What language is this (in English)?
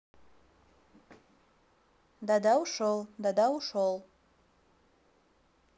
Russian